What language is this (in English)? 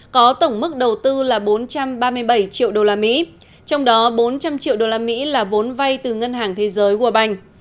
Vietnamese